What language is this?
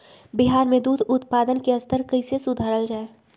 Magahi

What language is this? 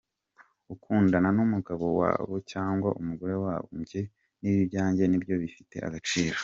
Kinyarwanda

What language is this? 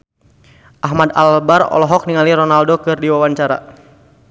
Sundanese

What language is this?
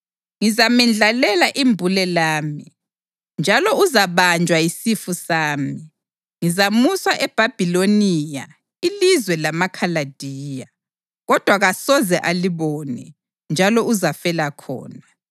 North Ndebele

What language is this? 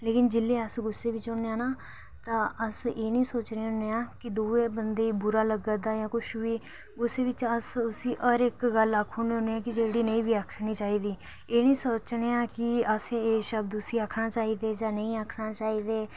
Dogri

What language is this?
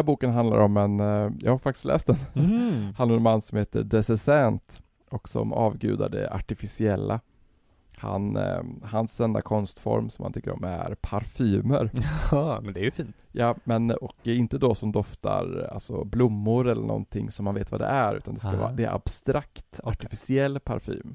Swedish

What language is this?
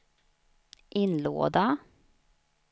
Swedish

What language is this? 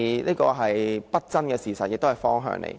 Cantonese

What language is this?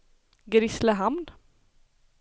Swedish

